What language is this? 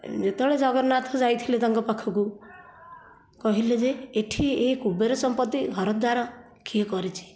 Odia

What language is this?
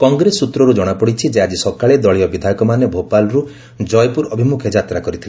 Odia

